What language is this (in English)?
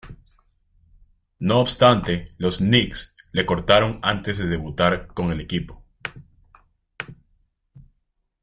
Spanish